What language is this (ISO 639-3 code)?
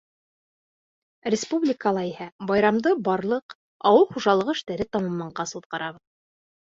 bak